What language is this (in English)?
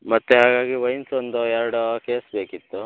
Kannada